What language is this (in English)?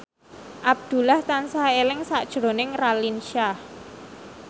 Javanese